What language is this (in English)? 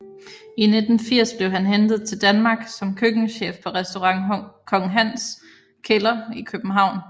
Danish